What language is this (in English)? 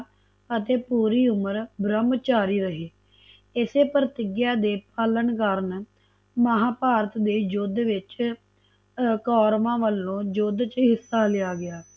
Punjabi